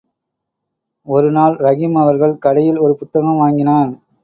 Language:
Tamil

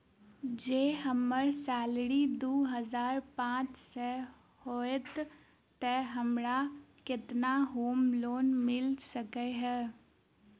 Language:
Maithili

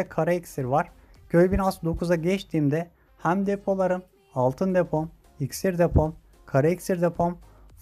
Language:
Turkish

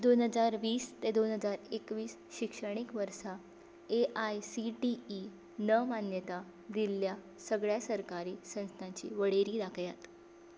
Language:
Konkani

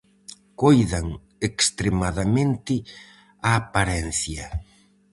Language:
Galician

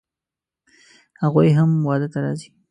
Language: Pashto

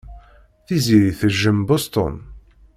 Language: Kabyle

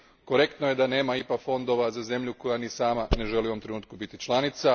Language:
Croatian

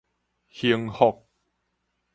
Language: Min Nan Chinese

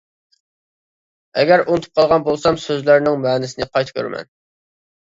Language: Uyghur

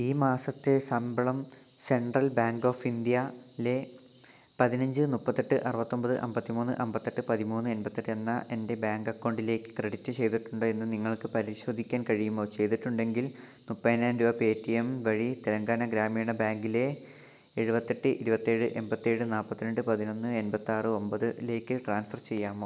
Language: Malayalam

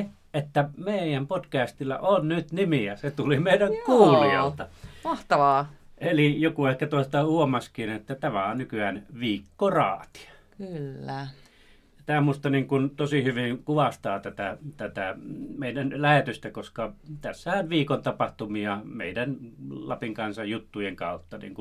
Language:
Finnish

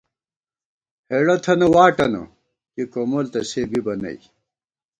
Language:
Gawar-Bati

